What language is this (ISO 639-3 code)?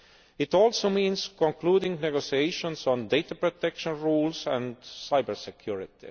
eng